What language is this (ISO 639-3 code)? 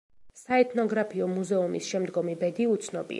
kat